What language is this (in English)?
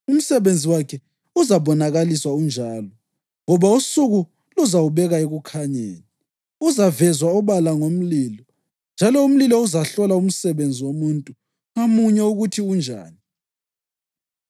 North Ndebele